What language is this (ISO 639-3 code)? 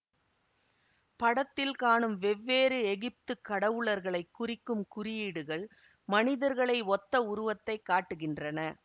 tam